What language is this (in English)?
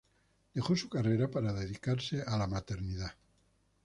Spanish